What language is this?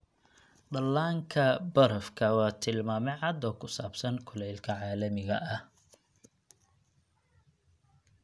Somali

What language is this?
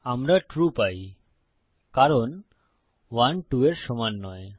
Bangla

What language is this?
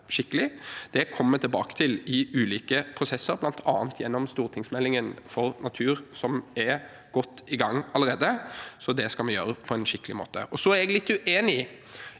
Norwegian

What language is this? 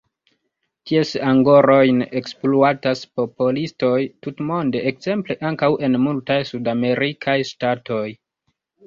Esperanto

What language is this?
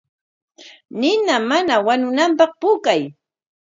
Corongo Ancash Quechua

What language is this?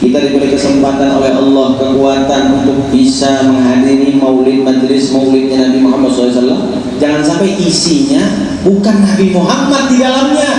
Indonesian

